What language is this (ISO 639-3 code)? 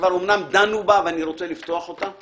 heb